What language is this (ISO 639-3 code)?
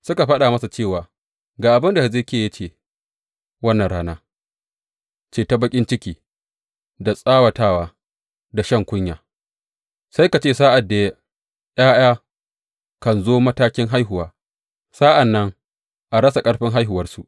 hau